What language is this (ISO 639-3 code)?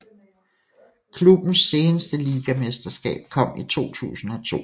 dan